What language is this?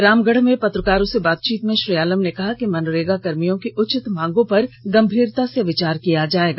Hindi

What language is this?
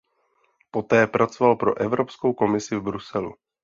Czech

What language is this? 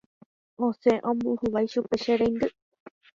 Guarani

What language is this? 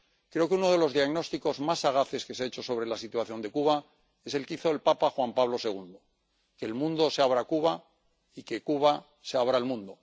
Spanish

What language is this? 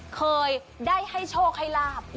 Thai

